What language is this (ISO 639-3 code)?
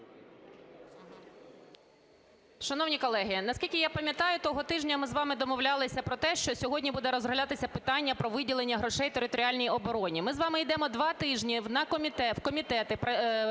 ukr